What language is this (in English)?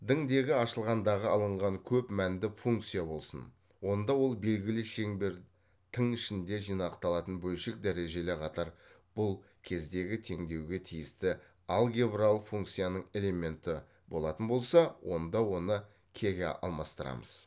Kazakh